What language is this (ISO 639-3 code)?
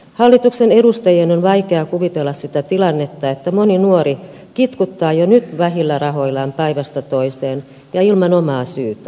fin